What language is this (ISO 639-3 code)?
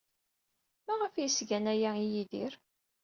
kab